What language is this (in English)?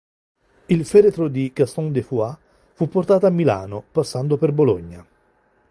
Italian